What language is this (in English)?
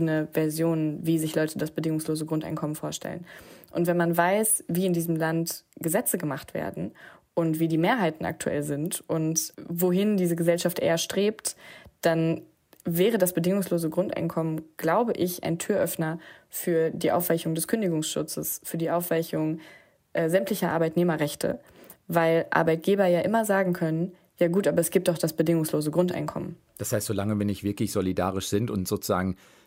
German